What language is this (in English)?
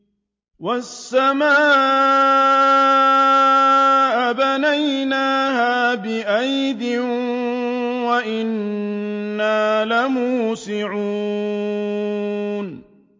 Arabic